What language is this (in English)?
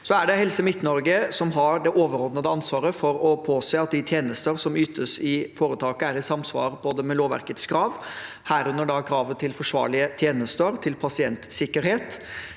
Norwegian